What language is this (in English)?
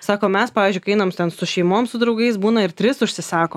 Lithuanian